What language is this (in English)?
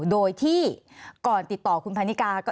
Thai